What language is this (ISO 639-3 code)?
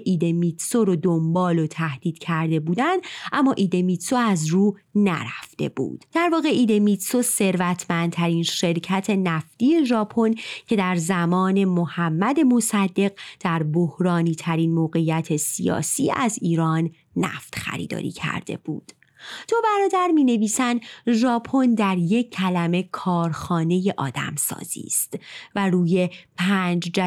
fas